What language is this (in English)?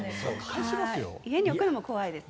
Japanese